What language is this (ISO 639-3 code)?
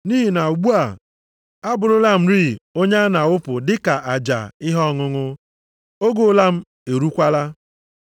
ibo